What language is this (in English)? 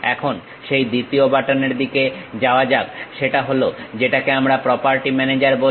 Bangla